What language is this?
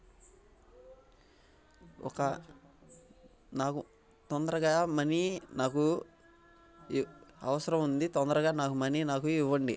Telugu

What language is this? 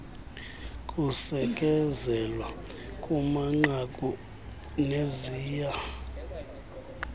Xhosa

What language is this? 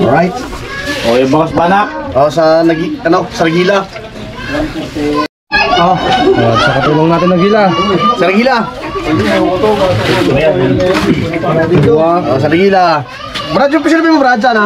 Filipino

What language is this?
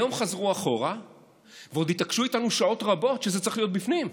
Hebrew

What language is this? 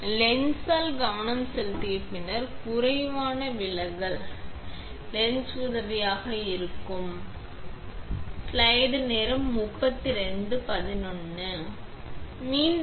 Tamil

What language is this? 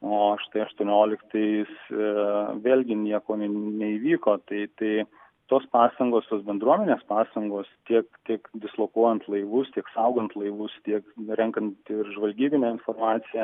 Lithuanian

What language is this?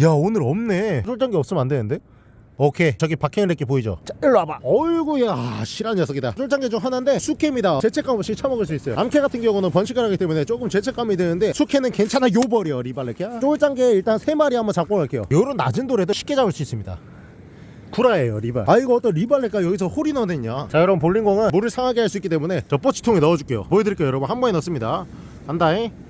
Korean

